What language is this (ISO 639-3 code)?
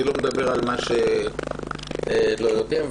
heb